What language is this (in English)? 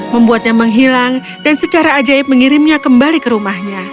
Indonesian